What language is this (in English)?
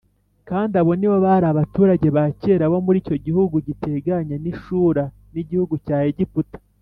Kinyarwanda